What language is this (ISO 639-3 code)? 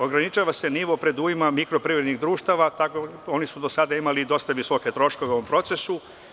srp